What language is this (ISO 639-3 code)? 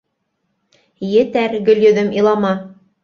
bak